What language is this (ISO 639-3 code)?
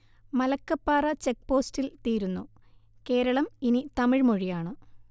mal